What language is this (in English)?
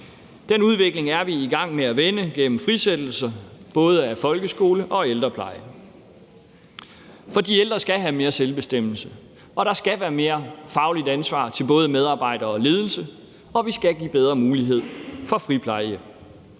Danish